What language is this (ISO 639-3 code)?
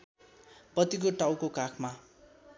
nep